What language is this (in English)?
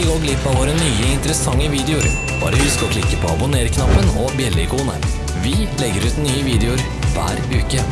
Norwegian